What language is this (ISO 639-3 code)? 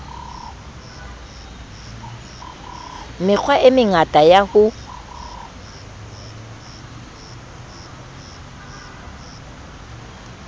sot